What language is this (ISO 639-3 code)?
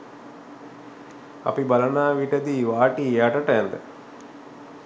sin